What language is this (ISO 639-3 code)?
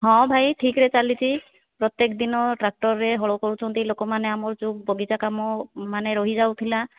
ori